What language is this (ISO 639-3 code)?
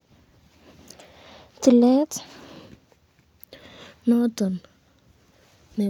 kln